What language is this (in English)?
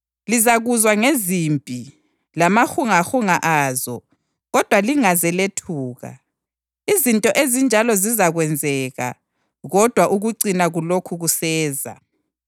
North Ndebele